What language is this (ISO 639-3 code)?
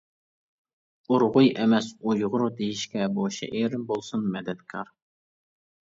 uig